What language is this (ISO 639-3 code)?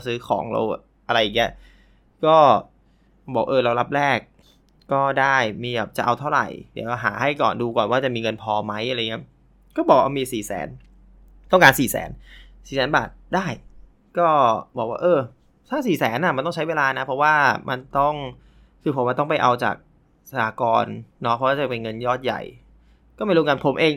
tha